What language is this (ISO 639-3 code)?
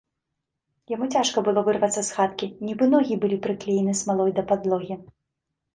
bel